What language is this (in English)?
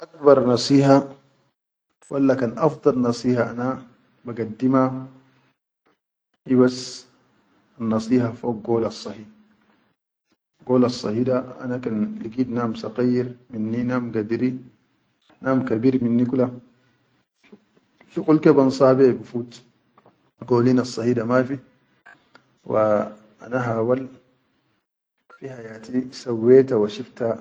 Chadian Arabic